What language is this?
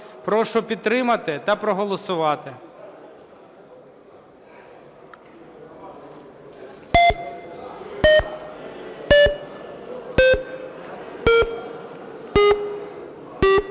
Ukrainian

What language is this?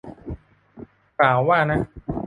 Thai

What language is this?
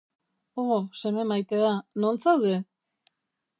Basque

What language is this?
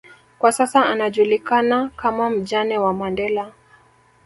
Swahili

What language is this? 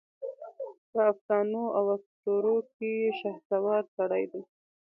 Pashto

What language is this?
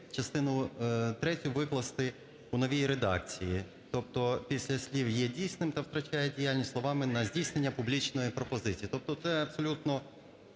Ukrainian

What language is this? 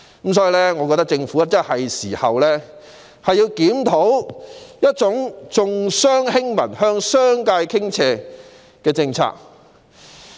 Cantonese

